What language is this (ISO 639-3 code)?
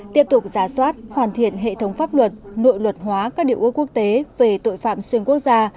vie